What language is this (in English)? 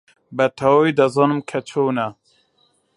Central Kurdish